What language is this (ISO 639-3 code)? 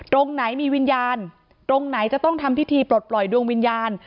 tha